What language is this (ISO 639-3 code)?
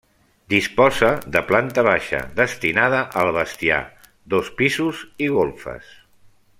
cat